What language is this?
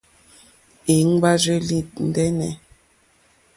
Mokpwe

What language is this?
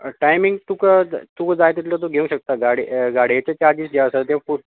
Konkani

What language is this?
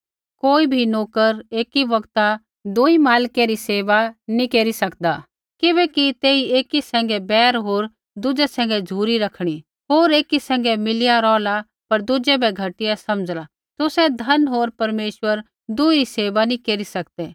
Kullu Pahari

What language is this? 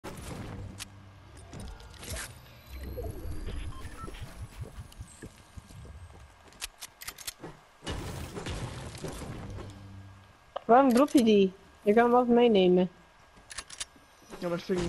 Dutch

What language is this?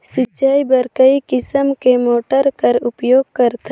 Chhattisgarhi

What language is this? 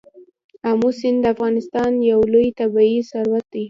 Pashto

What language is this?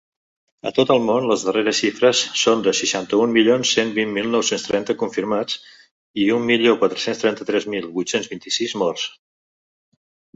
Catalan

